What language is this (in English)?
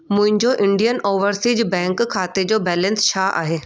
Sindhi